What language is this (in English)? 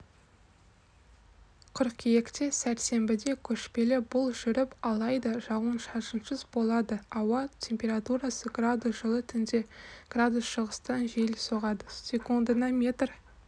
Kazakh